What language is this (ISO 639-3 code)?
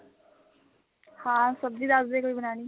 pan